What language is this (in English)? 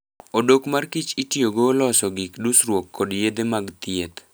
Luo (Kenya and Tanzania)